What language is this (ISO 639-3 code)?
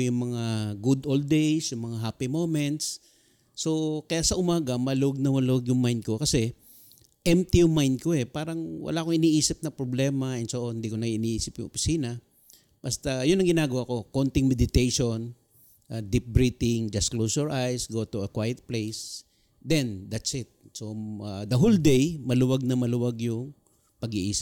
fil